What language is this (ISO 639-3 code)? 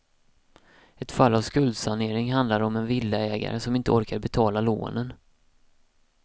swe